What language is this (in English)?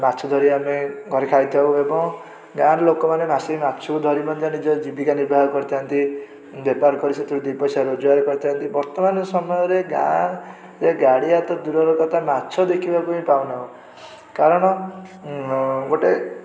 Odia